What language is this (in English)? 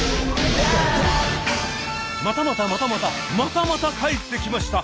Japanese